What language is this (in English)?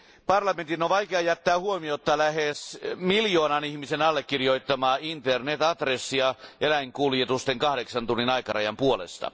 Finnish